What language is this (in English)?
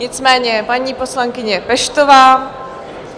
Czech